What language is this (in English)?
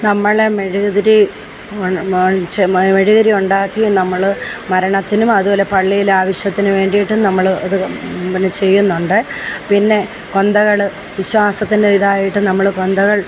Malayalam